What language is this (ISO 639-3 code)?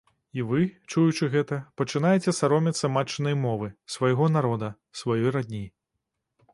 bel